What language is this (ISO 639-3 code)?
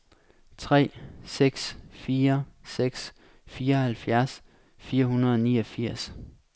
dan